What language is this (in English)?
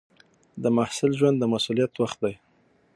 Pashto